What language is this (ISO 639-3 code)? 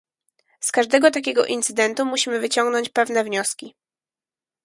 pol